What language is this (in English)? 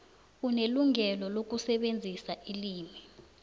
South Ndebele